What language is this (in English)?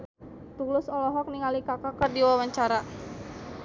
Sundanese